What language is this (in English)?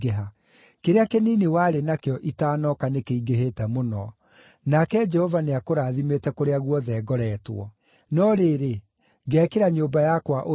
Kikuyu